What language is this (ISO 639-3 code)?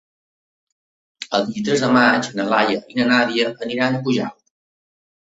cat